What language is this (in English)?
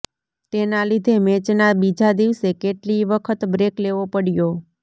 Gujarati